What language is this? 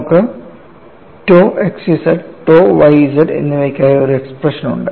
Malayalam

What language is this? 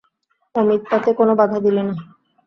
Bangla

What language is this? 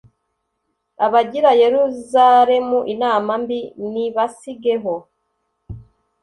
Kinyarwanda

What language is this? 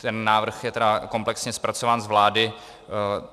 Czech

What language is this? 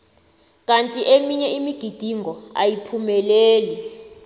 South Ndebele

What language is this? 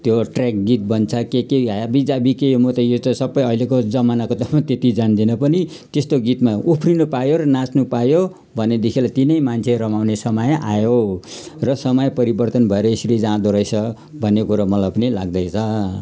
Nepali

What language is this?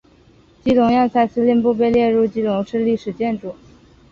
Chinese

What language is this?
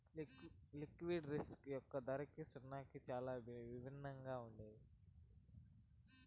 Telugu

